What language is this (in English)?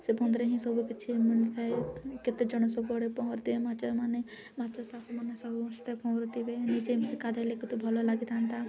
Odia